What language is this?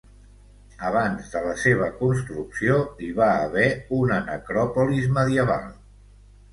Catalan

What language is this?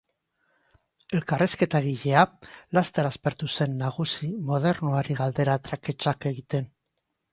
Basque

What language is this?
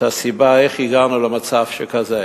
Hebrew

